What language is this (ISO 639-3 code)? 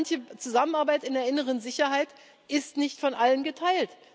deu